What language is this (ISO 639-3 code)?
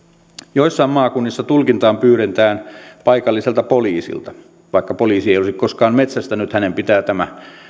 fin